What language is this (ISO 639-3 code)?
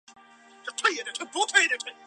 zho